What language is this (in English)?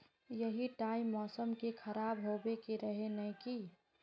Magahi